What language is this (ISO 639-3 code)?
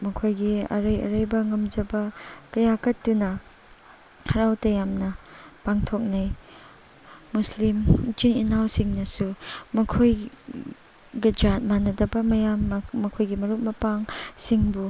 mni